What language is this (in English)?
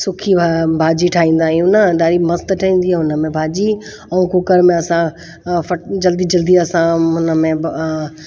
Sindhi